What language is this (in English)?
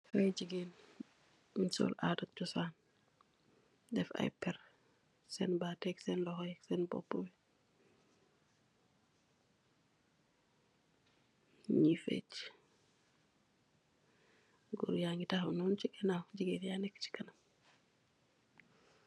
Wolof